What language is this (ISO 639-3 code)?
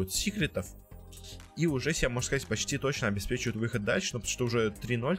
rus